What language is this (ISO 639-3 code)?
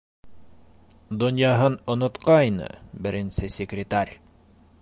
bak